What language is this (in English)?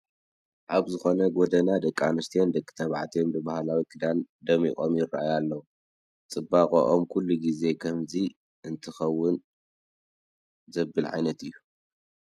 Tigrinya